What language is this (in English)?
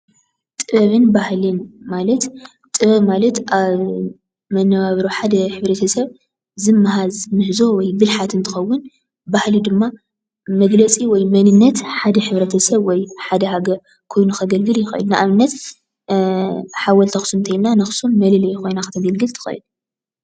Tigrinya